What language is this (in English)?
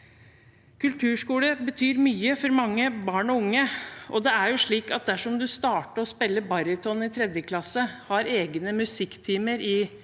Norwegian